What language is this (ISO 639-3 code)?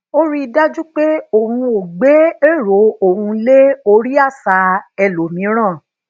yor